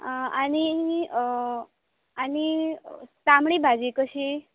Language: Konkani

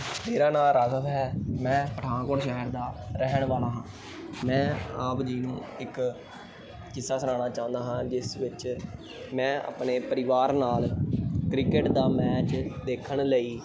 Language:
Punjabi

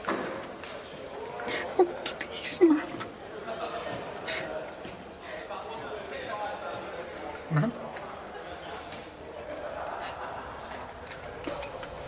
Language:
Welsh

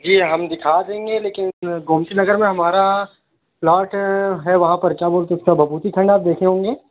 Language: Urdu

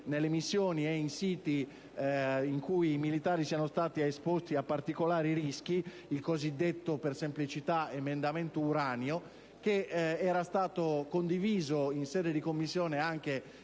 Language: Italian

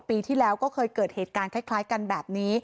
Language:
Thai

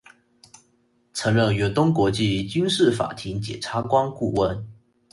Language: Chinese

